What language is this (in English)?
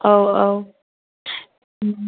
Bodo